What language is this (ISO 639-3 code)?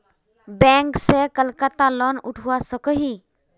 mag